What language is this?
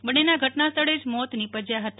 Gujarati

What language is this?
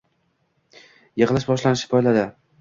Uzbek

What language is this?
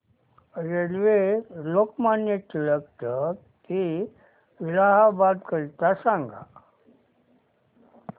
Marathi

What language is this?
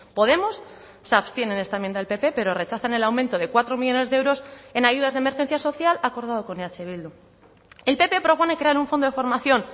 Spanish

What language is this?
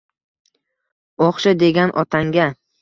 Uzbek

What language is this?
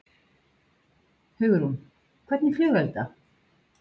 Icelandic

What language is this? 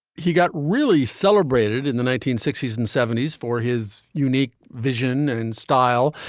English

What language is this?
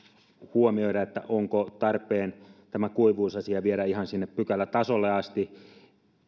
Finnish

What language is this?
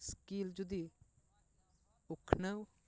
Santali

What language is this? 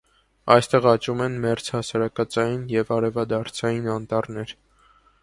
Armenian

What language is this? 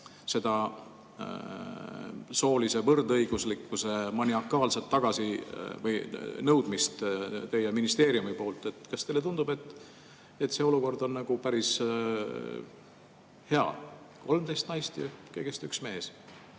Estonian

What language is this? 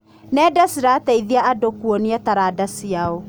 Kikuyu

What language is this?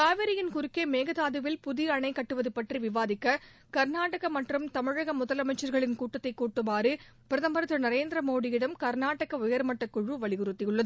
Tamil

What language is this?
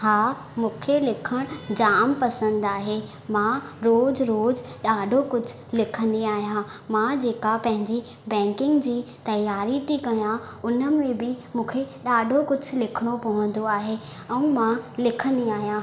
Sindhi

